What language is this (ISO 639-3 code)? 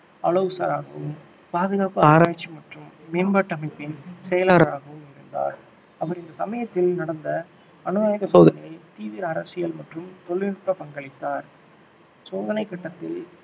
tam